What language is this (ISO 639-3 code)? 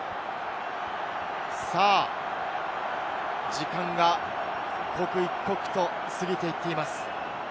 jpn